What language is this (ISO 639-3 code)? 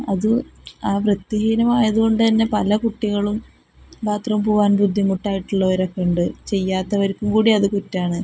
mal